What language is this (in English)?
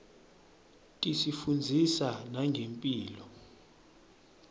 Swati